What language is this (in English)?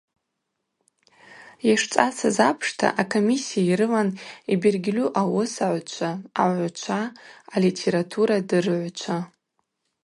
Abaza